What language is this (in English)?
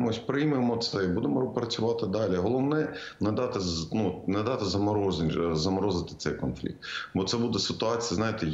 Ukrainian